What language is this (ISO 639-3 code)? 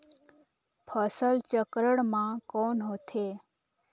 hne